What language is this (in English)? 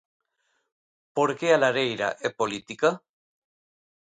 Galician